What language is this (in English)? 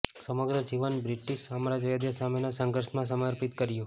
Gujarati